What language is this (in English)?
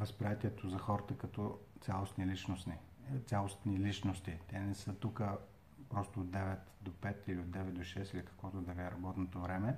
Bulgarian